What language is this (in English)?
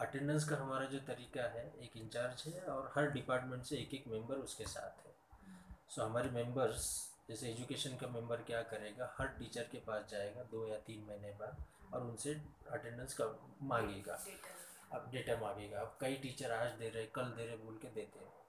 Hindi